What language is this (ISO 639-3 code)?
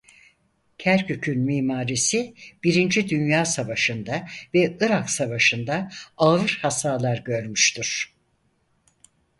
tur